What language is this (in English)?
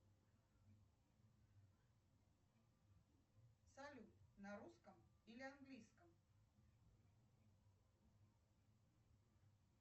Russian